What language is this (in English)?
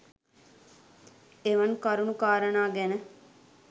Sinhala